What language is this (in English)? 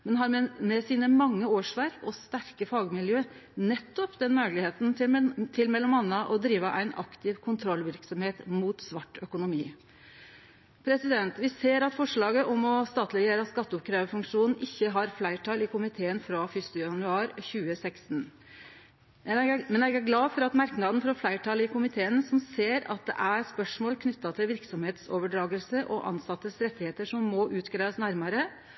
Norwegian Nynorsk